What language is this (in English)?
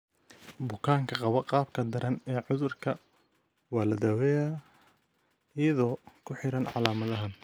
Somali